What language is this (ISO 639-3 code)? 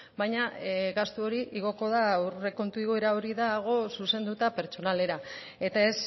eus